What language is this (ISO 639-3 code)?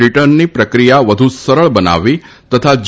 guj